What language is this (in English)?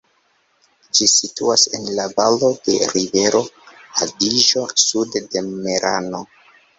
Esperanto